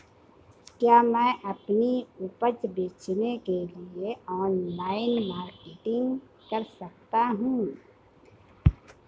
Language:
Hindi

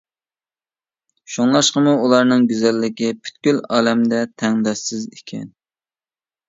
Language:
Uyghur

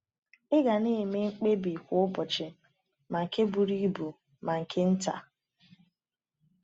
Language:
Igbo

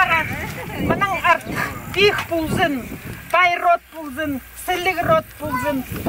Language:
Russian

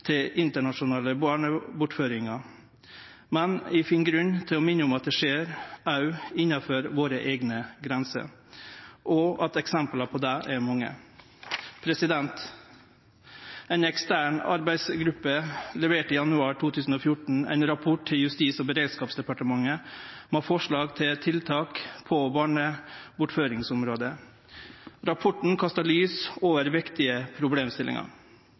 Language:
Norwegian Nynorsk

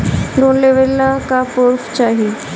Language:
Bhojpuri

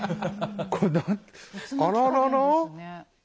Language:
Japanese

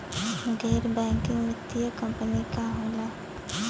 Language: Bhojpuri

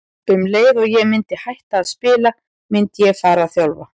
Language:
Icelandic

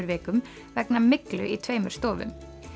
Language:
Icelandic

